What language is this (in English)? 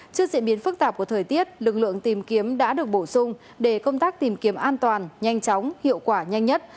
Vietnamese